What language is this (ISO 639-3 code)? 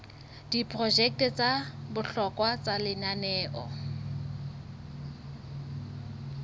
sot